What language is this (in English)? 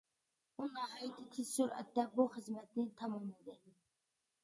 Uyghur